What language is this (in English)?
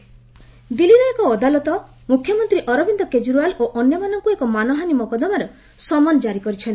Odia